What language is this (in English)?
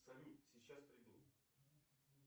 Russian